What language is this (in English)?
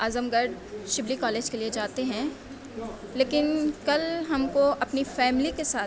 Urdu